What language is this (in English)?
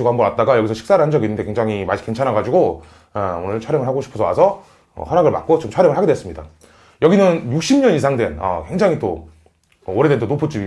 Korean